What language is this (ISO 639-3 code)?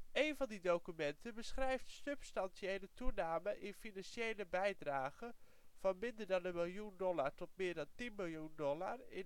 nld